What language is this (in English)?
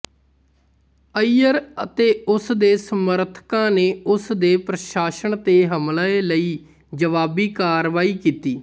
Punjabi